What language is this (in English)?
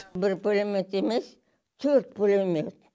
Kazakh